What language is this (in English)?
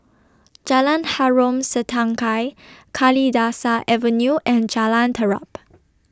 English